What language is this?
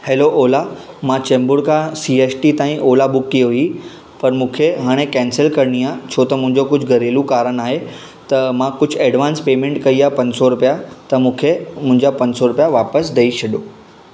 Sindhi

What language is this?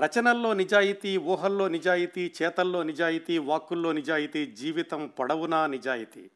Telugu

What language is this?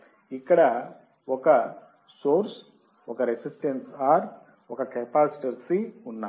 Telugu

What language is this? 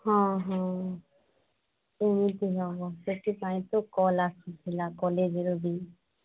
Odia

